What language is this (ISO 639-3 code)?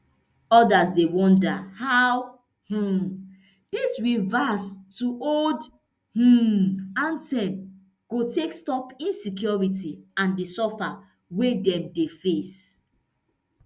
pcm